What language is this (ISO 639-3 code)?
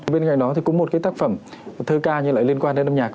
vie